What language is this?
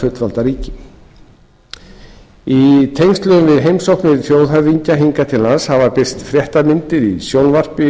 Icelandic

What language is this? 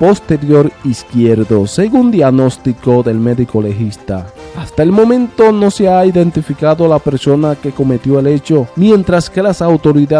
Spanish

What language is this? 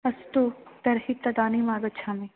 Sanskrit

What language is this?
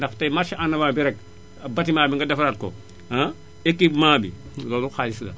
Wolof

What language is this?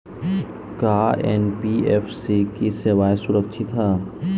Bhojpuri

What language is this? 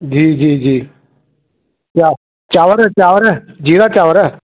Sindhi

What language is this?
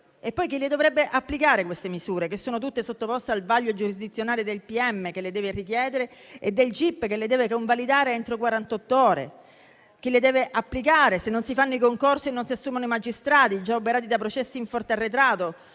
Italian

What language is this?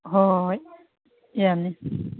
Manipuri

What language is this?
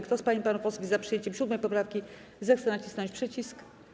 Polish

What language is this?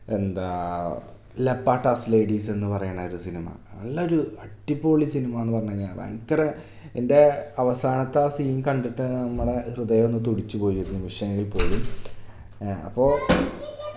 Malayalam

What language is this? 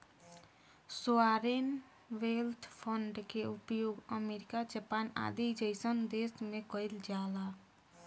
Bhojpuri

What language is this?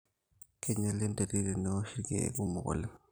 Masai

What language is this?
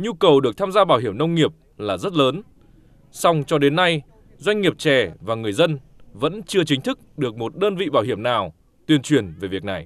Vietnamese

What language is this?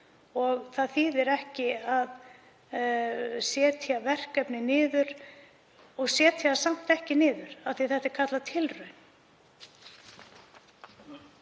Icelandic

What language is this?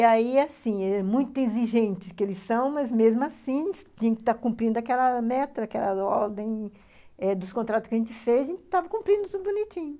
Portuguese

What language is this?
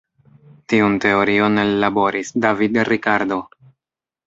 Esperanto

